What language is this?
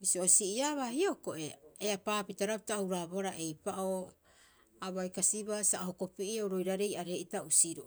Rapoisi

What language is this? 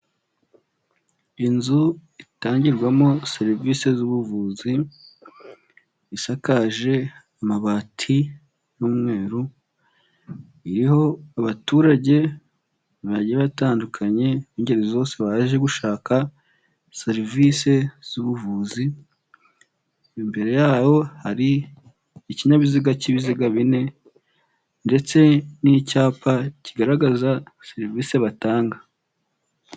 Kinyarwanda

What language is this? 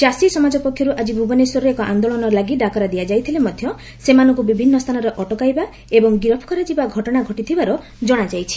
Odia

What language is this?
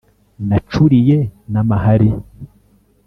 Kinyarwanda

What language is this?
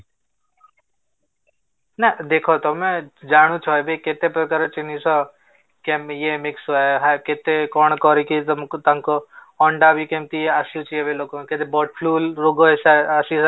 Odia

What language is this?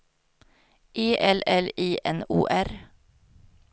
Swedish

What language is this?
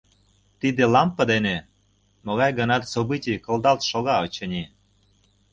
Mari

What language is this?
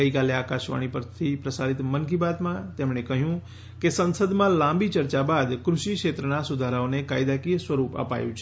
Gujarati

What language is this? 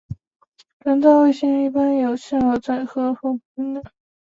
Chinese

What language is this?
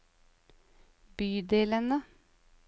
Norwegian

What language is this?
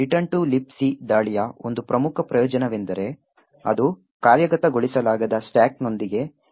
Kannada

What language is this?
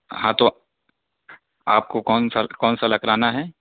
Urdu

